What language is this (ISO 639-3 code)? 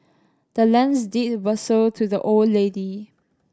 eng